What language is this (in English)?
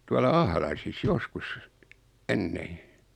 Finnish